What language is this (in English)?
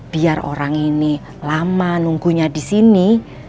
Indonesian